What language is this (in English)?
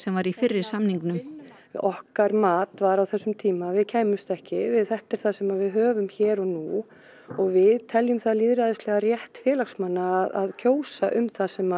Icelandic